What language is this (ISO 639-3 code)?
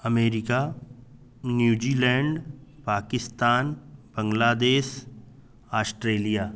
san